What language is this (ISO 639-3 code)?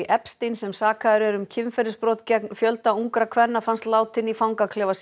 isl